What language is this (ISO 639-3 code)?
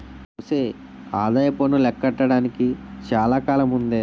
tel